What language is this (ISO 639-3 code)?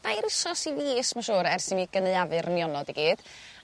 cym